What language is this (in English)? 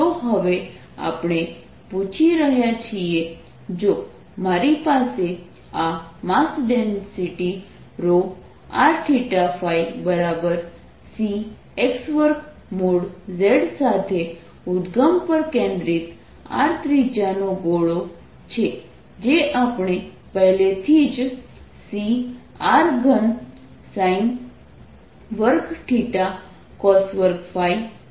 Gujarati